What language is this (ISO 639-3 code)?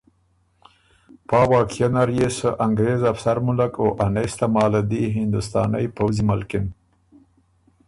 oru